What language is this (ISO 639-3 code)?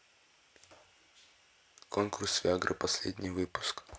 rus